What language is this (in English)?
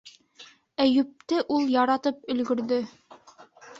Bashkir